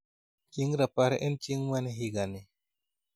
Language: Luo (Kenya and Tanzania)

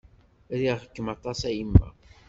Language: Kabyle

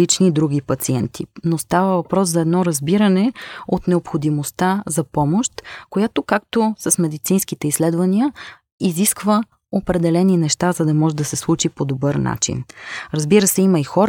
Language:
Bulgarian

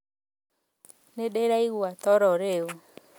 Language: Kikuyu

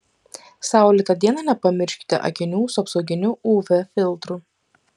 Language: Lithuanian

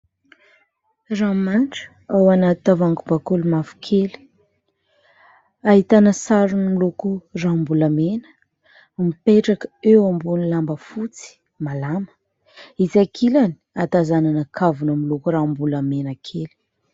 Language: Malagasy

